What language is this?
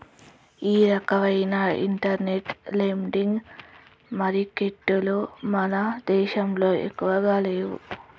Telugu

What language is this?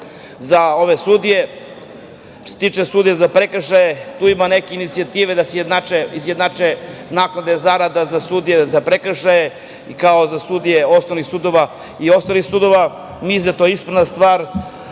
Serbian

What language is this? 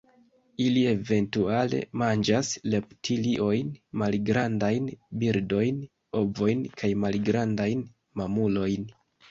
Esperanto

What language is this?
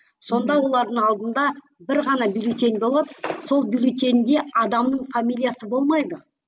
Kazakh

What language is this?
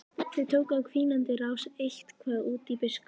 Icelandic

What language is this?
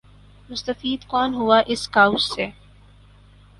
Urdu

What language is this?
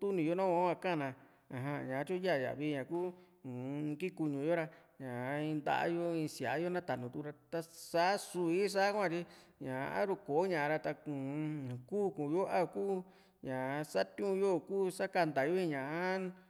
Juxtlahuaca Mixtec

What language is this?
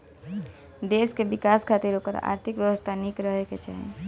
Bhojpuri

